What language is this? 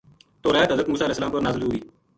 Gujari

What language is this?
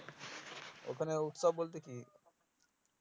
Bangla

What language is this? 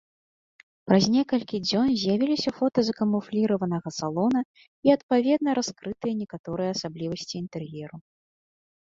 Belarusian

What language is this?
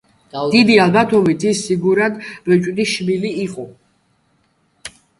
Georgian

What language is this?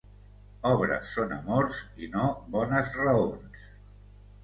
Catalan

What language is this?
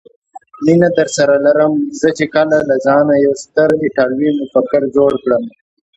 Pashto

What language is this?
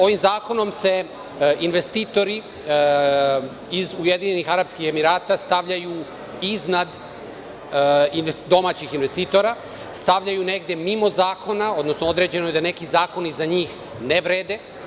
Serbian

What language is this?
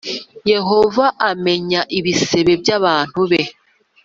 Kinyarwanda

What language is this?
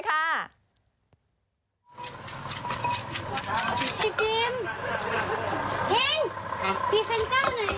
Thai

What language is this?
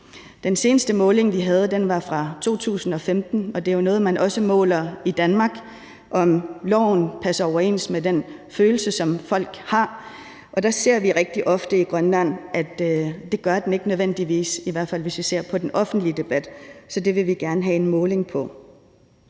Danish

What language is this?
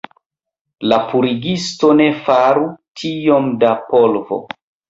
Esperanto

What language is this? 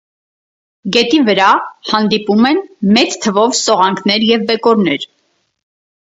Armenian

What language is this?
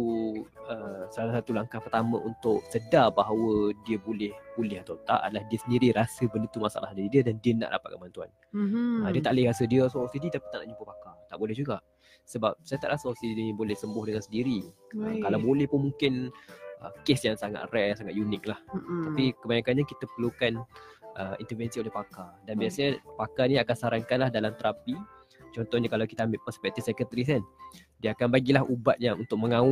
Malay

